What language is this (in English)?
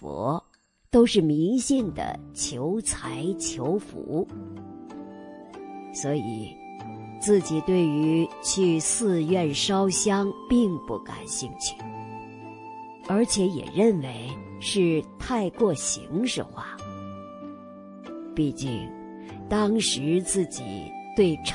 Chinese